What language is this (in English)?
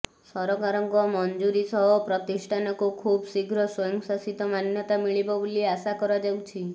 Odia